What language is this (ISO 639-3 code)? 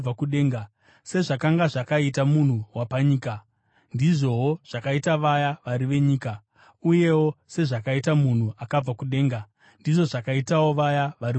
sna